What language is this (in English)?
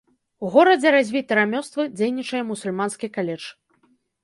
Belarusian